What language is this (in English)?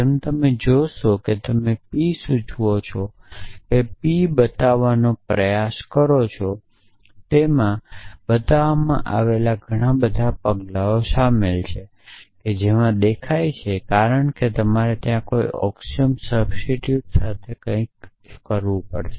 Gujarati